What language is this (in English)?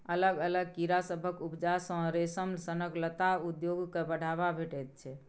Maithili